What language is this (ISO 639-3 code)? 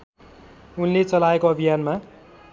nep